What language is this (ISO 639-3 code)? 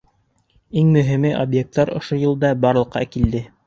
bak